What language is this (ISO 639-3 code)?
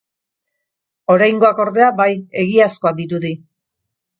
eus